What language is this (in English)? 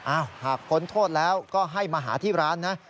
Thai